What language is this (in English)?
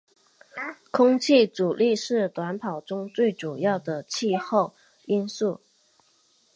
Chinese